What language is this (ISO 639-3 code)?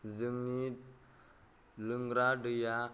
brx